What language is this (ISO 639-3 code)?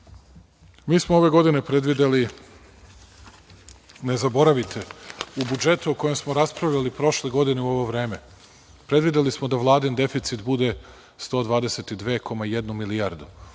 srp